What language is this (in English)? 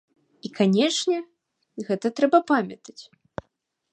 Belarusian